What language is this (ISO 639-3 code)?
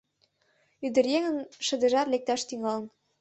chm